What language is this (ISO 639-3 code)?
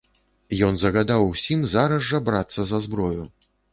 bel